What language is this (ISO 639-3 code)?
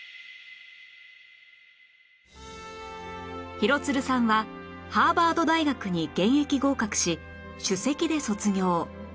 jpn